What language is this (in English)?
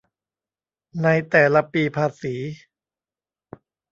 Thai